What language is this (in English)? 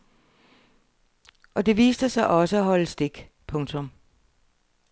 Danish